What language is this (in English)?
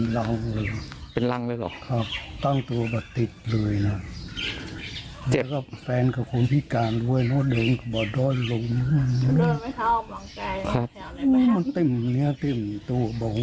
Thai